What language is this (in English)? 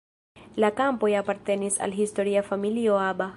Esperanto